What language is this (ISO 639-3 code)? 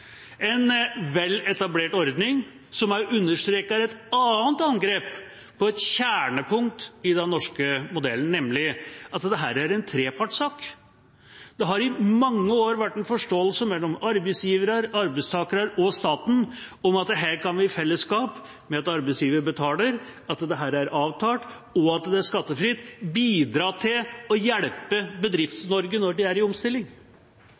nob